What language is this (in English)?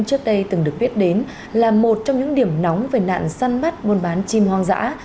Vietnamese